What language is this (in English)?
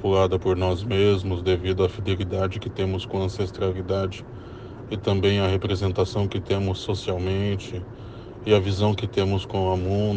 Portuguese